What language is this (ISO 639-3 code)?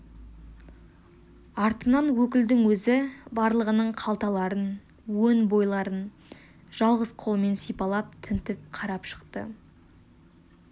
kaz